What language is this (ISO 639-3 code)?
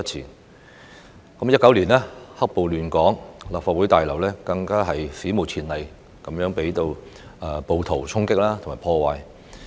yue